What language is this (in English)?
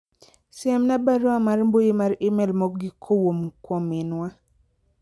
Luo (Kenya and Tanzania)